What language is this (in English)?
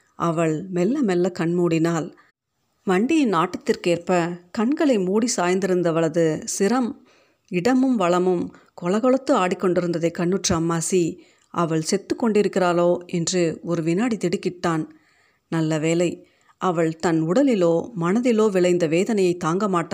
Tamil